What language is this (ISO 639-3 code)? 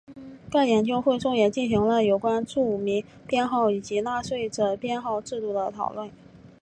zho